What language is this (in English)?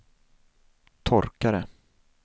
Swedish